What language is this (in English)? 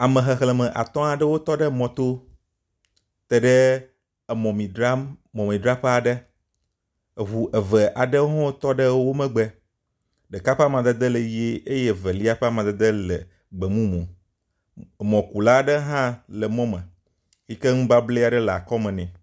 Ewe